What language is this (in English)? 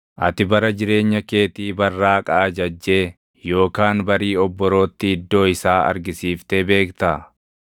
Oromo